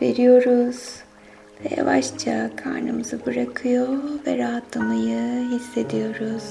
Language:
Turkish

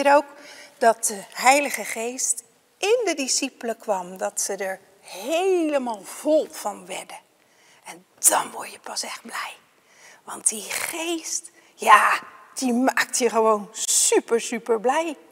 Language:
Dutch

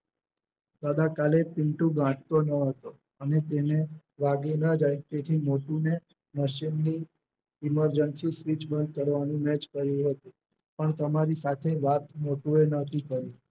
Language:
Gujarati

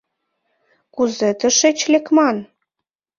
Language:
Mari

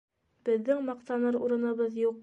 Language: Bashkir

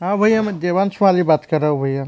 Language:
Hindi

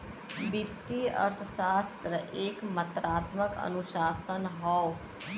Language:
Bhojpuri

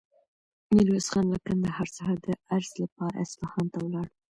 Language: Pashto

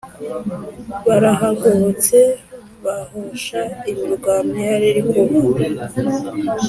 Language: Kinyarwanda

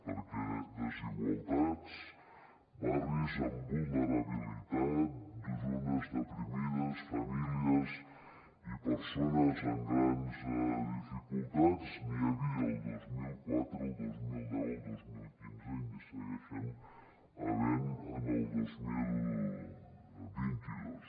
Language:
Catalan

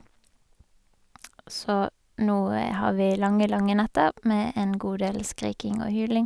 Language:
Norwegian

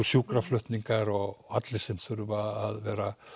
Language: Icelandic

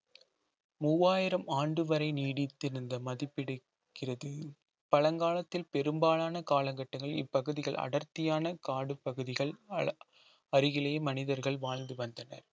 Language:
Tamil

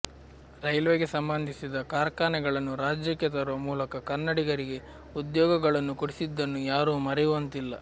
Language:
Kannada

